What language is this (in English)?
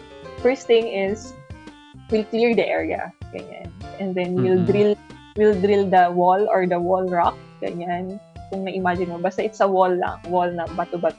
Filipino